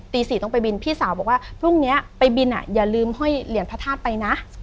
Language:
Thai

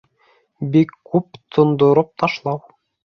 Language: Bashkir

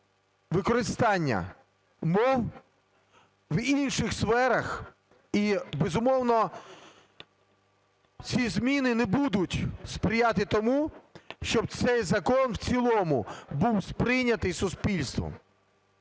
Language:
Ukrainian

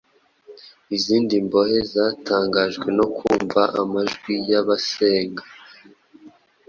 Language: Kinyarwanda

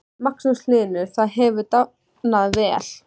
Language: Icelandic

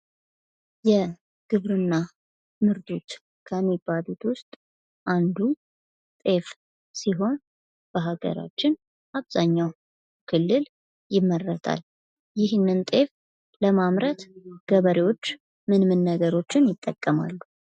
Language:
Amharic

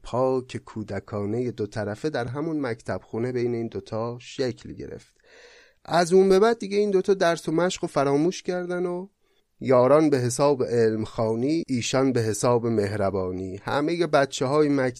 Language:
Persian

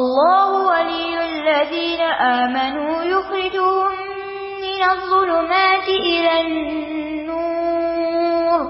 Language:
Urdu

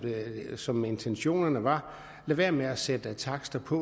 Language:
Danish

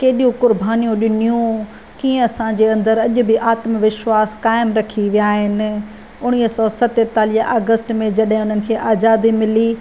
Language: Sindhi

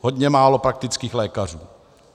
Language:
Czech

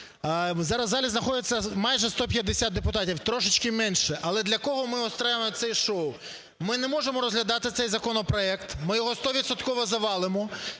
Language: Ukrainian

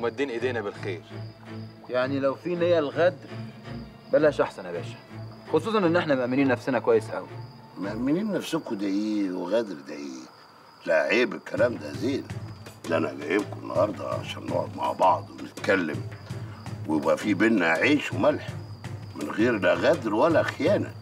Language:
Arabic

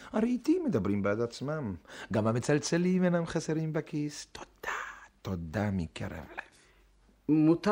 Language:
Hebrew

